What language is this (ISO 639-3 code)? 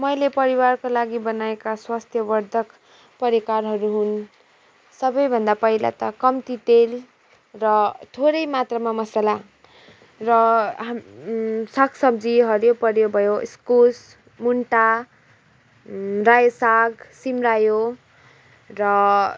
nep